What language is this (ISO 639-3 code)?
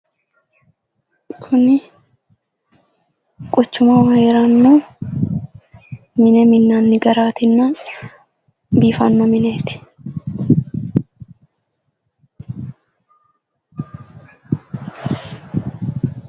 sid